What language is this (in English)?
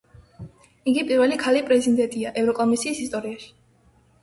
Georgian